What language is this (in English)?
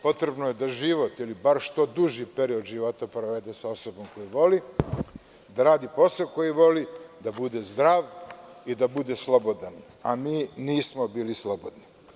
Serbian